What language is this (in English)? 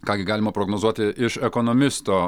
Lithuanian